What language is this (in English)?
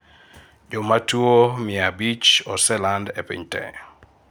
Luo (Kenya and Tanzania)